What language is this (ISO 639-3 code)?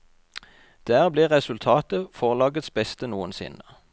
nor